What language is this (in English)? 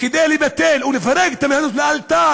Hebrew